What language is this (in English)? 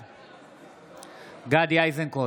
Hebrew